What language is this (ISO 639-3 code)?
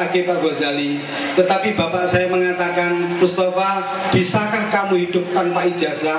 ind